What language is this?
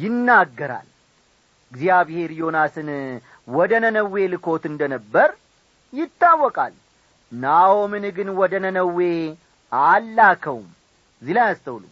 Amharic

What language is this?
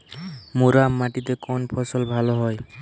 Bangla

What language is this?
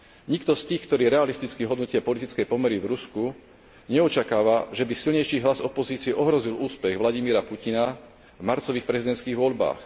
Slovak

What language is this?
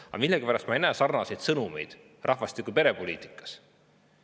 Estonian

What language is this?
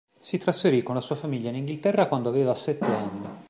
Italian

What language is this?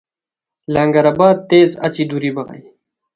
Khowar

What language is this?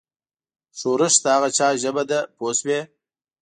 Pashto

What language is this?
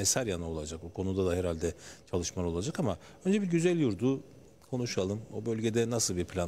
Turkish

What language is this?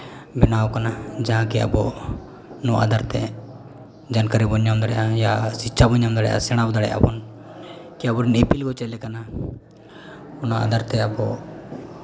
Santali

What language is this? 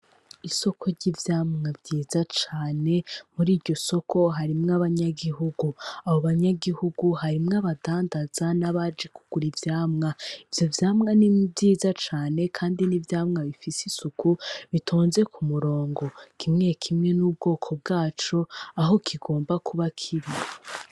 Rundi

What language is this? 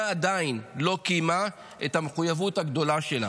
Hebrew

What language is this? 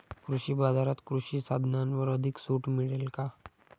Marathi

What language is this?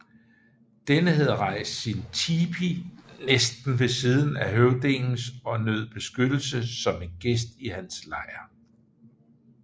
Danish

